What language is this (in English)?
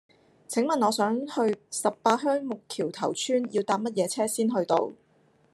Cantonese